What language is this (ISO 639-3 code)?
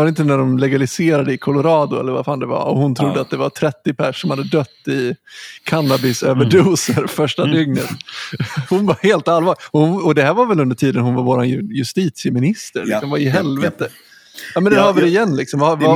swe